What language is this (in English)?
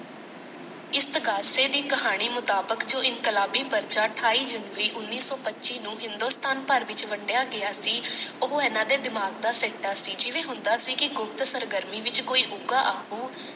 Punjabi